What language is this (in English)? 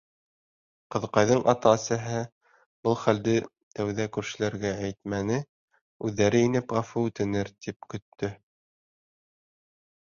Bashkir